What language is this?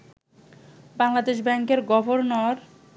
Bangla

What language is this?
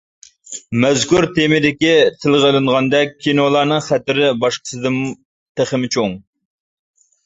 Uyghur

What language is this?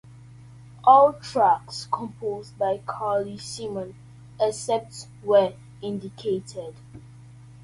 English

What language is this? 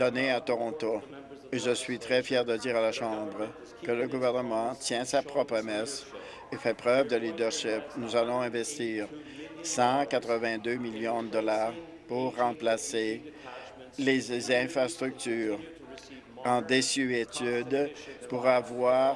French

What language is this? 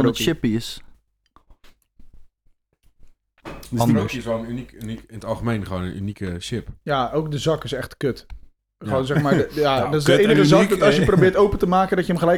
Dutch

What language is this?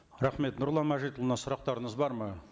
Kazakh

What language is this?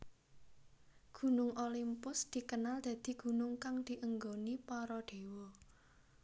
Javanese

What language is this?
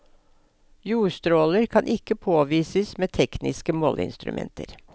Norwegian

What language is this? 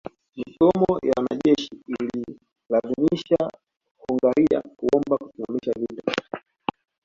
Swahili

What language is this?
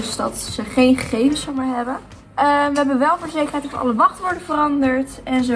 Dutch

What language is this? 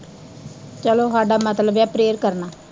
Punjabi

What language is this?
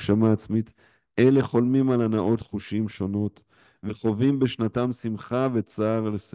Hebrew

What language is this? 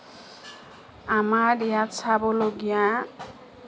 Assamese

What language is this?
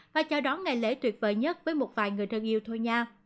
Vietnamese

